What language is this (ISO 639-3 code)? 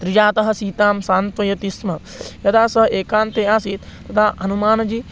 san